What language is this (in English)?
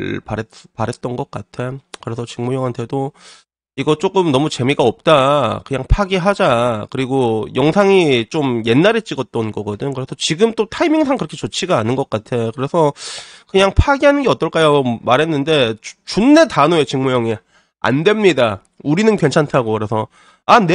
Korean